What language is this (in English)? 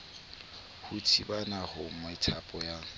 Southern Sotho